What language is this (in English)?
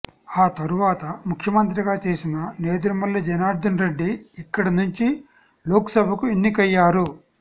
Telugu